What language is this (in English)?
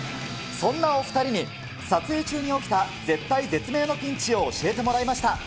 Japanese